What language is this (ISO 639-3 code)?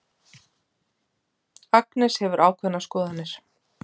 isl